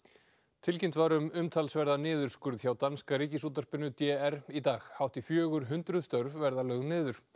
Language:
Icelandic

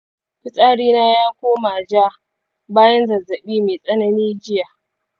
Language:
Hausa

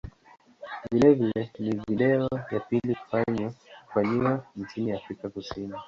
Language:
Swahili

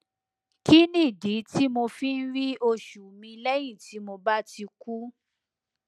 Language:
Yoruba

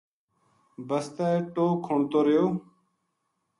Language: Gujari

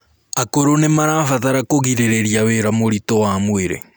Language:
Kikuyu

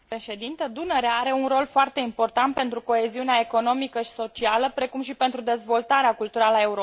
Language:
Romanian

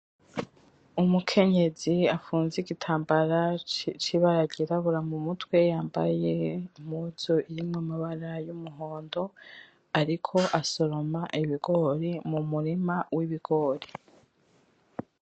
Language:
Rundi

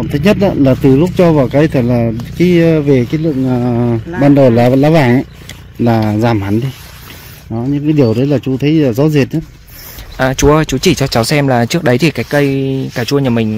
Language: Vietnamese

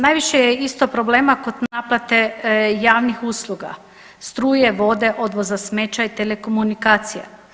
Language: Croatian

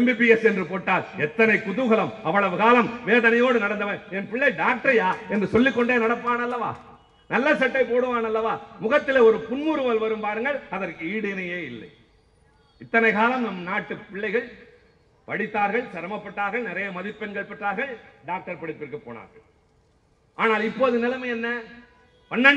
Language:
Tamil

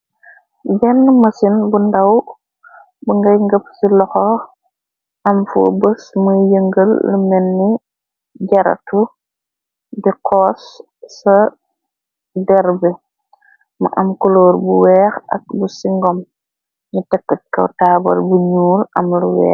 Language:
Wolof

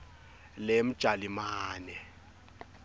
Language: Swati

